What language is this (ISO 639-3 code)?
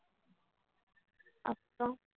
tam